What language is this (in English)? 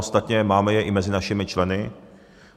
Czech